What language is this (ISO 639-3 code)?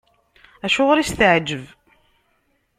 kab